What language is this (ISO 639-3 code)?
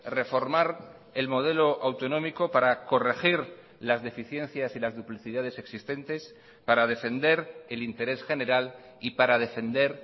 spa